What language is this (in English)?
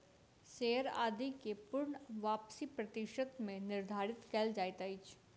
Maithili